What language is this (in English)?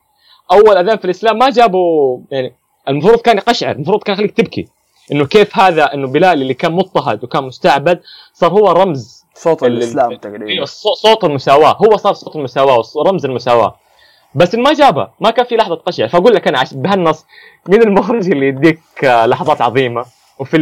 Arabic